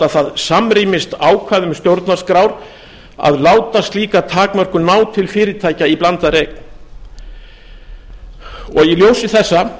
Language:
Icelandic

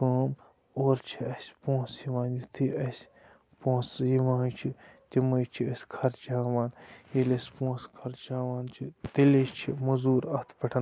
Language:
Kashmiri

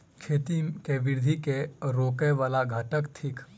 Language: Maithili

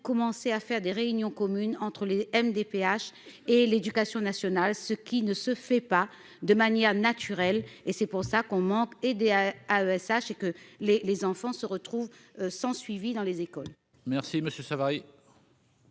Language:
French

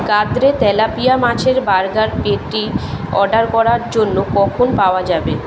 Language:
Bangla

